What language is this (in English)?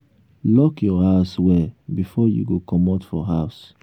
Nigerian Pidgin